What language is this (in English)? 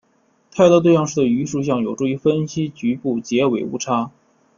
Chinese